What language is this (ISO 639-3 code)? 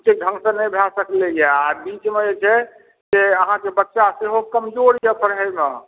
mai